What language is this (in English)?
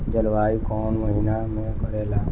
Bhojpuri